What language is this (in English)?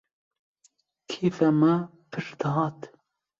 Kurdish